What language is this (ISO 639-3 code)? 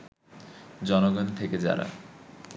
ben